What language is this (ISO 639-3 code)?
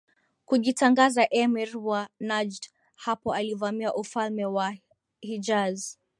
swa